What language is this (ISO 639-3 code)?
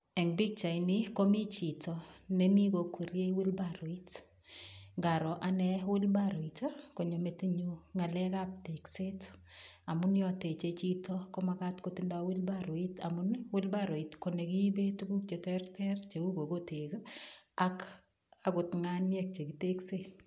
kln